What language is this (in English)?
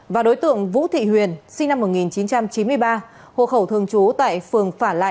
Vietnamese